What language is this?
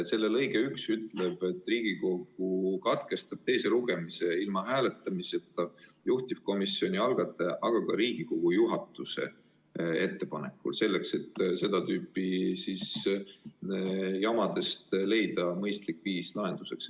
Estonian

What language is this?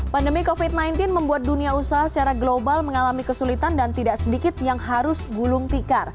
Indonesian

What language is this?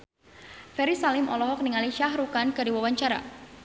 Sundanese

